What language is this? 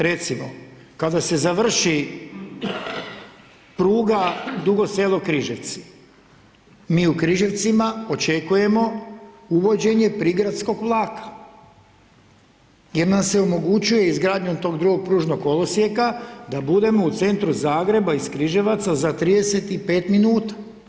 Croatian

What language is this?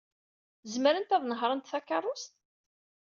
Kabyle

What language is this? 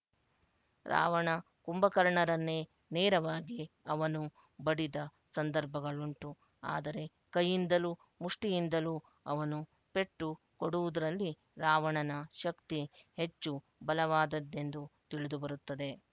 Kannada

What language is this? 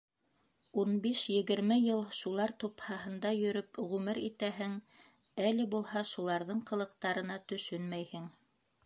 Bashkir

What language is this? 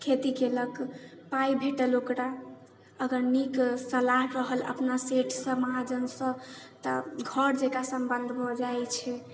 Maithili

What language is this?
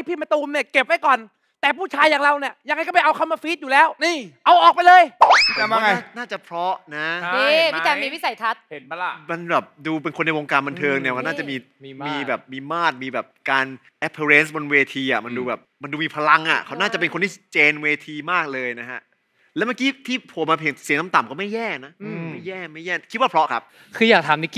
Thai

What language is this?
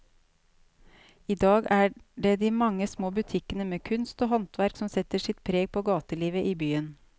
Norwegian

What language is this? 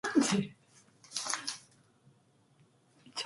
Korean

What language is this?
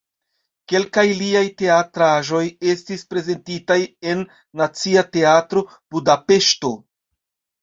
Esperanto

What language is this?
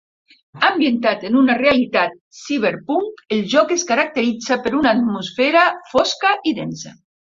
Catalan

